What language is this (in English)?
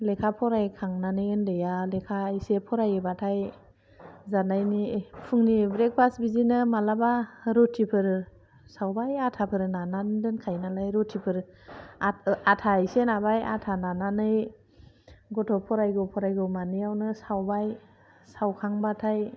Bodo